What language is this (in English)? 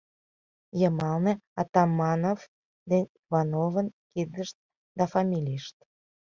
Mari